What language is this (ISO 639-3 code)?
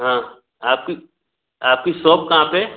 hin